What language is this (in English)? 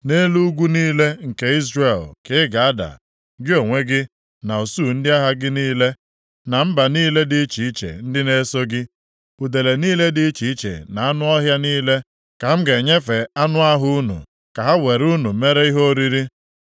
Igbo